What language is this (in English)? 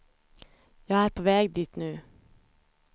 Swedish